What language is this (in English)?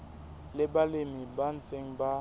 Southern Sotho